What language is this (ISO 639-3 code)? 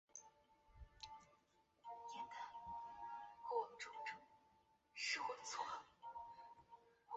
zho